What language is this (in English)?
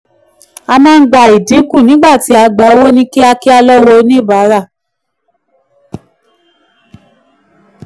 Yoruba